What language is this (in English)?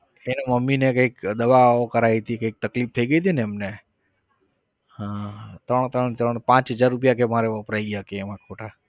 Gujarati